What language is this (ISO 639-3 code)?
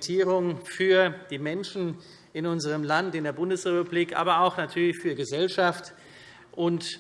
deu